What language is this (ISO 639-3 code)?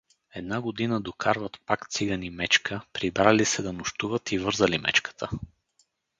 bul